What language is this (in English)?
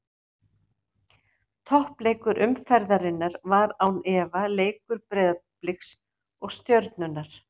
Icelandic